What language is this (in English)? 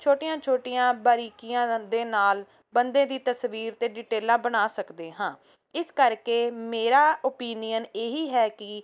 Punjabi